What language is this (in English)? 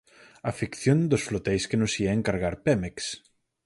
Galician